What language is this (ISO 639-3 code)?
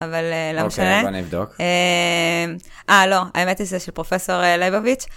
heb